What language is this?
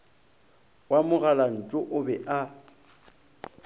Northern Sotho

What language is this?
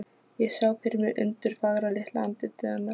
Icelandic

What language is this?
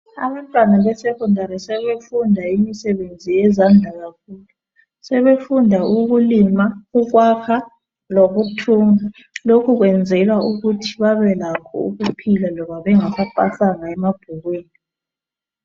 North Ndebele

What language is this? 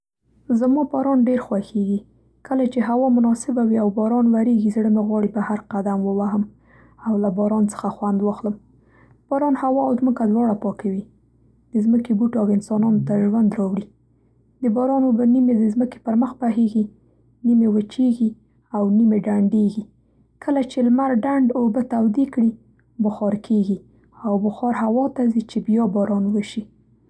Central Pashto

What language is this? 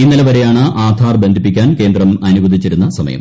Malayalam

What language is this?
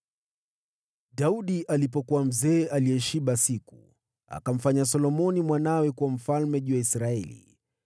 Swahili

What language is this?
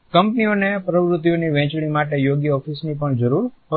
Gujarati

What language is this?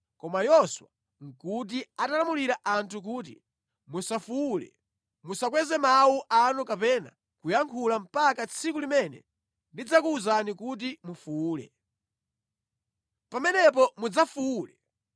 Nyanja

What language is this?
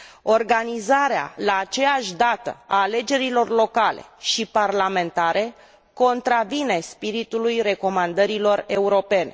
Romanian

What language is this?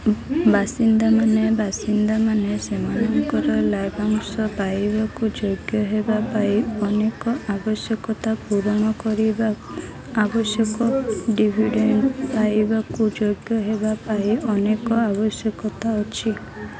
Odia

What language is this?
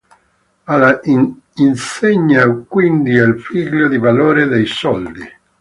Italian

